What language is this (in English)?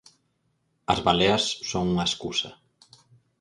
Galician